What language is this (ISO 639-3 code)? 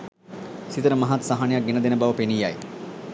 sin